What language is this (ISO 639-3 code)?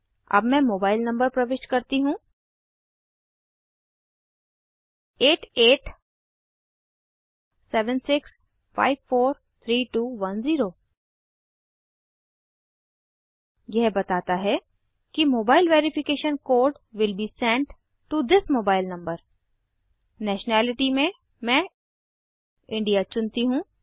hin